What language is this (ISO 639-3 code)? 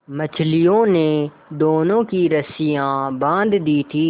hin